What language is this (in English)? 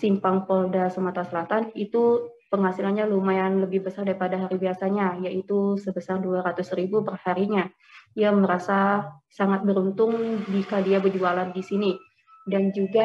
Indonesian